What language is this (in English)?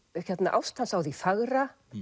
Icelandic